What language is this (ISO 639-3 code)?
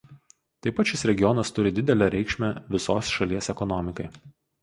lit